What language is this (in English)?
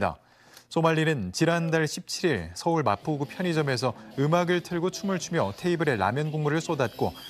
Korean